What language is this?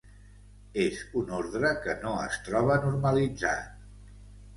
Catalan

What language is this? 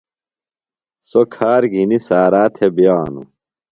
Phalura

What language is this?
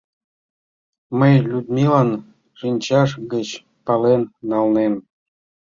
Mari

